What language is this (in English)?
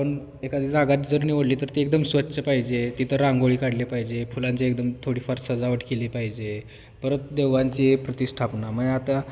Marathi